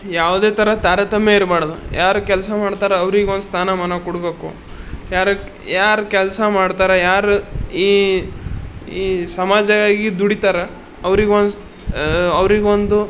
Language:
Kannada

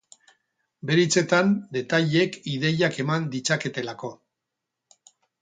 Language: Basque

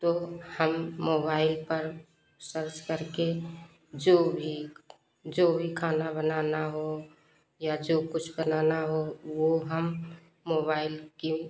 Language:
Hindi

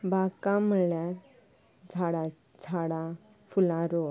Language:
Konkani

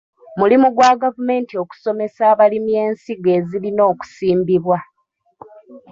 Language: Ganda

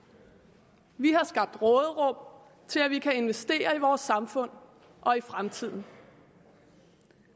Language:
Danish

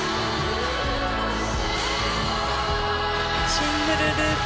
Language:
Japanese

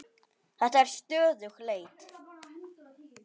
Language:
Icelandic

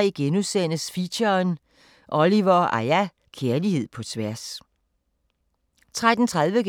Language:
Danish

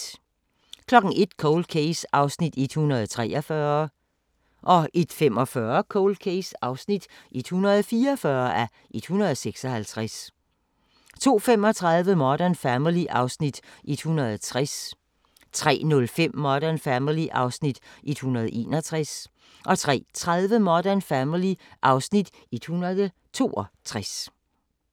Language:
Danish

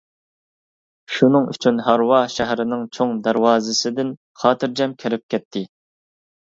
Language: Uyghur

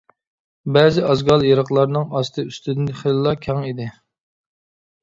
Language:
Uyghur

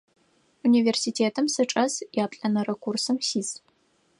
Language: Adyghe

